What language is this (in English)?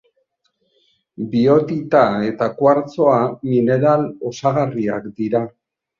Basque